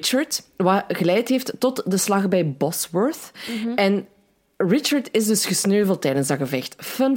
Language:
Dutch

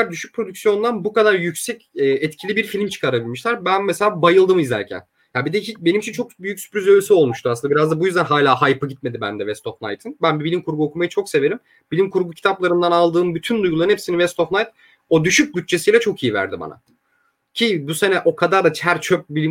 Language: Turkish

